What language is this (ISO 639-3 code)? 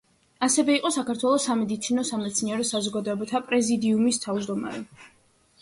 kat